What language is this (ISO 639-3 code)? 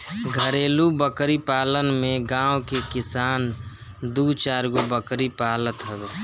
bho